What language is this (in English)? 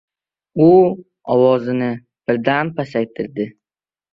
Uzbek